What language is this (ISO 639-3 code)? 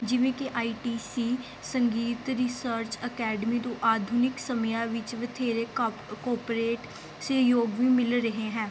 pan